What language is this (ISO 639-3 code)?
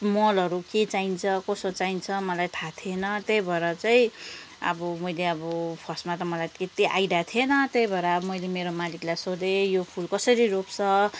nep